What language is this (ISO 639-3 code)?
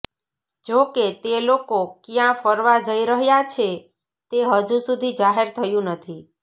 guj